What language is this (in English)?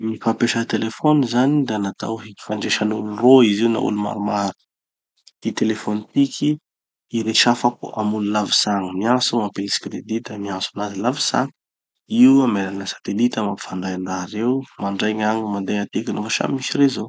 Tanosy Malagasy